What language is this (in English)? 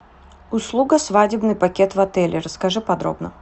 Russian